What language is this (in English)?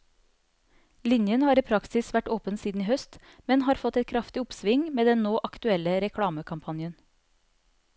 Norwegian